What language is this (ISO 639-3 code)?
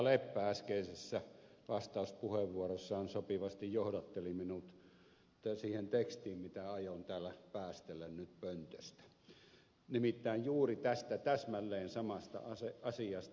fin